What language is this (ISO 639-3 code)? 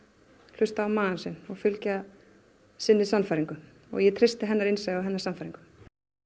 isl